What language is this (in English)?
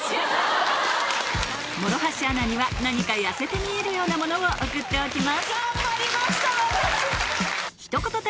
Japanese